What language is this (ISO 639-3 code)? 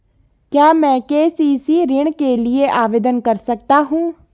hin